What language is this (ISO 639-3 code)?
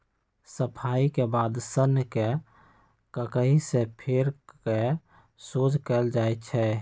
mag